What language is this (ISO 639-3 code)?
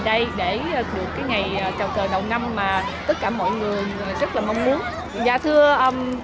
vie